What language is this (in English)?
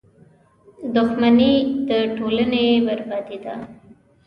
Pashto